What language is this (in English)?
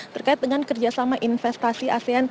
Indonesian